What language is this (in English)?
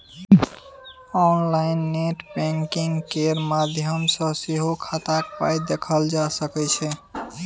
Maithili